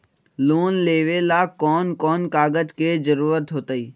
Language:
Magahi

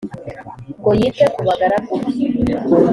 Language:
Kinyarwanda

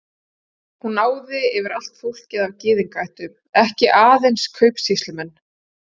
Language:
Icelandic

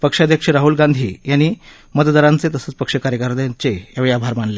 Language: Marathi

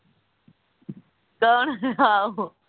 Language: Punjabi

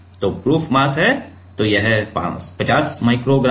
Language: Hindi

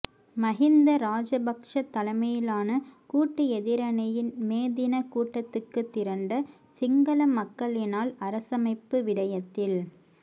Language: Tamil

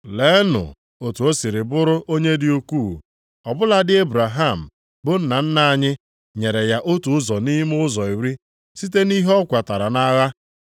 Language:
Igbo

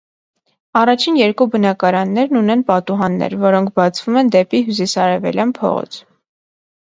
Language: Armenian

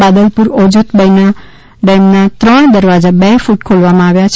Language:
Gujarati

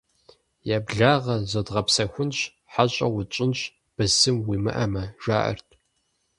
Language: Kabardian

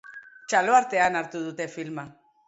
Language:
Basque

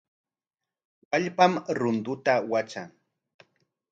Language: Corongo Ancash Quechua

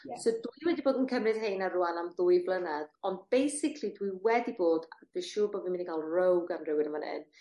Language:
Welsh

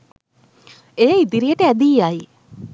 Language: Sinhala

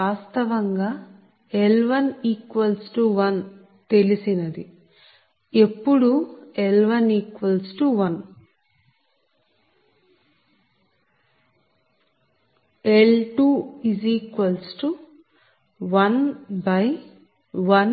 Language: Telugu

